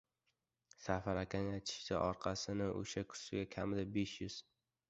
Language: Uzbek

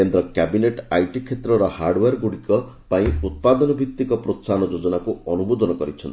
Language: Odia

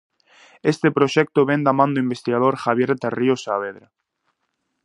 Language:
Galician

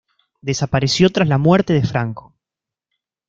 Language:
Spanish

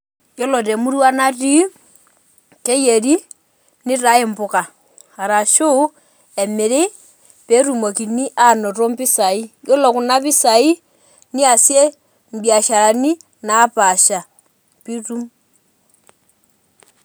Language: Masai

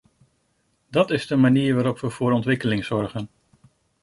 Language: Dutch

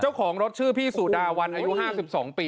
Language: Thai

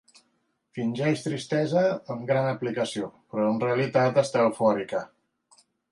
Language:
Catalan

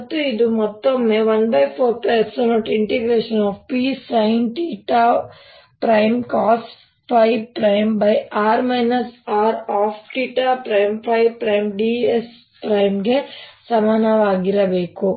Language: Kannada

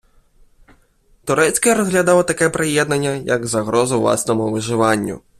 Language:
Ukrainian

